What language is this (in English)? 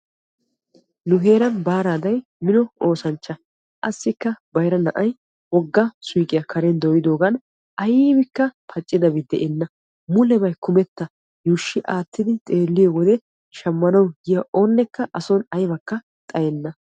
Wolaytta